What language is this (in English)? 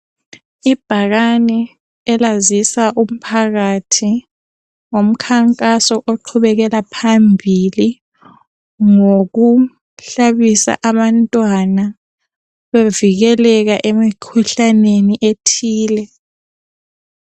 North Ndebele